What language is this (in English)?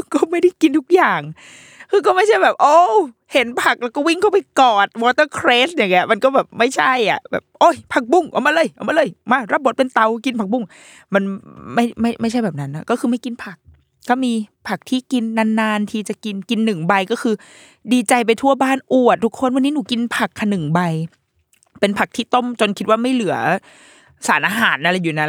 Thai